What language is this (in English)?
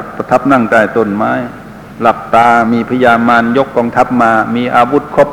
Thai